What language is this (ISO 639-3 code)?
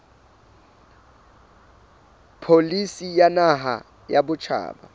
sot